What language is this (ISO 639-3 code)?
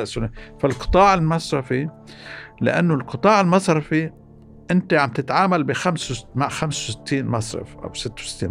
ara